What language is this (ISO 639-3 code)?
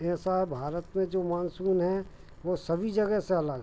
hin